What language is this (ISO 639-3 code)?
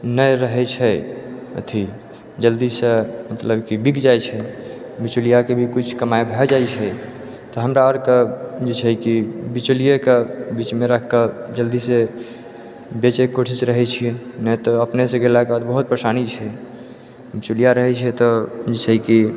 mai